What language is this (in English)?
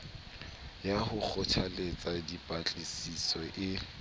Southern Sotho